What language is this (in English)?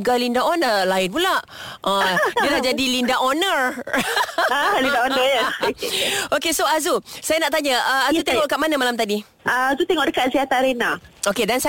Malay